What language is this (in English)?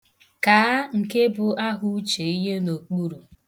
Igbo